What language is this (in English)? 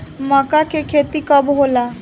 Bhojpuri